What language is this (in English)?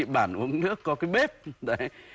Vietnamese